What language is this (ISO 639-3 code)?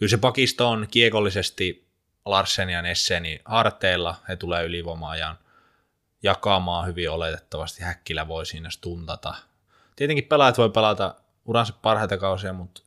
fin